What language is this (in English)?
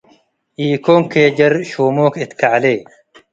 Tigre